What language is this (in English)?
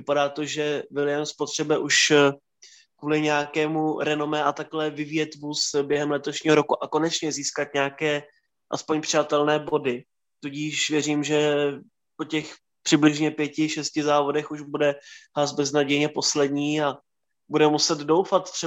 Czech